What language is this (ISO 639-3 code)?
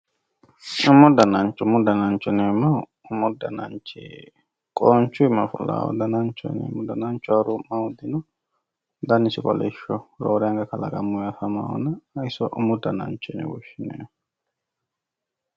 sid